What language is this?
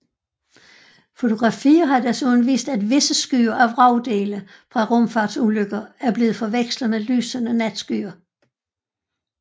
Danish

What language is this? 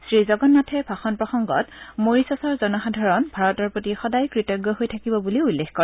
Assamese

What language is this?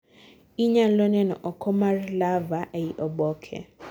Luo (Kenya and Tanzania)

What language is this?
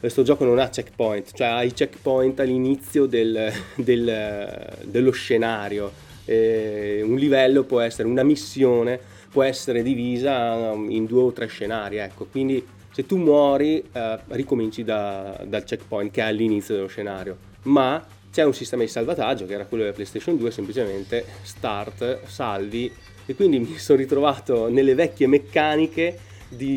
Italian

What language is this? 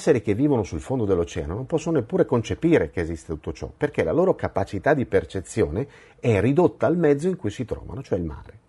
Italian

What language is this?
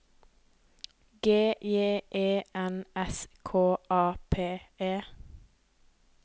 Norwegian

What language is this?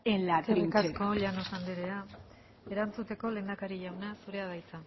Basque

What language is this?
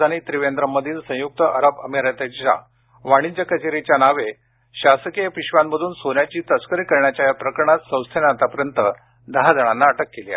Marathi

